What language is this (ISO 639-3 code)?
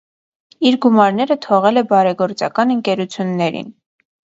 hye